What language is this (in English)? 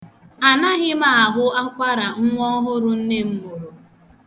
Igbo